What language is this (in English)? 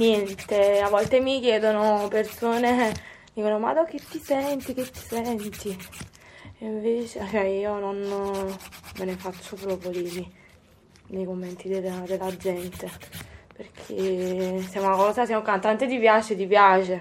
Italian